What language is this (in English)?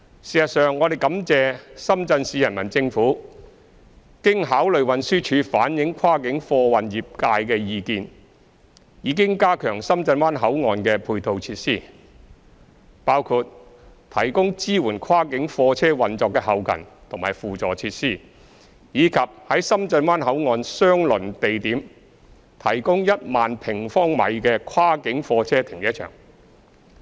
Cantonese